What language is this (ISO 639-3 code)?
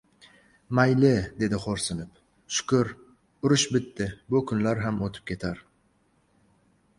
uzb